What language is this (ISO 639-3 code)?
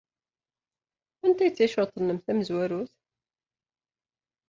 kab